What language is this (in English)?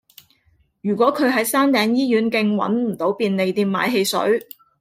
Cantonese